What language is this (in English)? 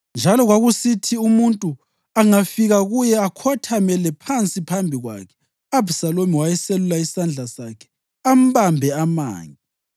North Ndebele